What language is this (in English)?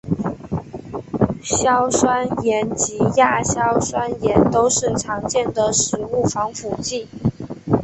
Chinese